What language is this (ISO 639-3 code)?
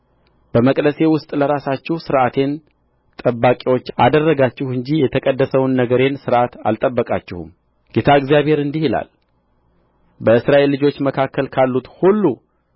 amh